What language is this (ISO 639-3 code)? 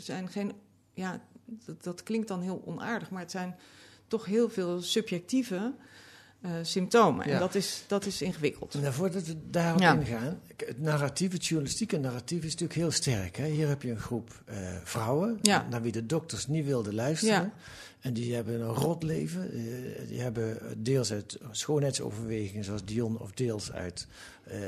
nld